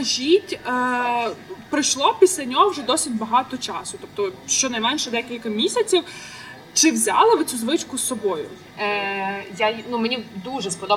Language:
Ukrainian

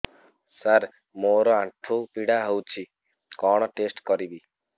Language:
Odia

